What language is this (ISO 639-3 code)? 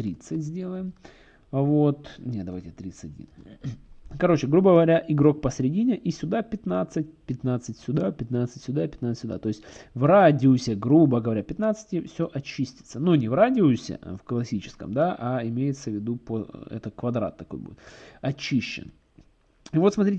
rus